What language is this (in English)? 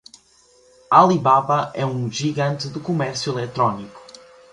Portuguese